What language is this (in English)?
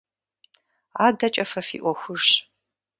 Kabardian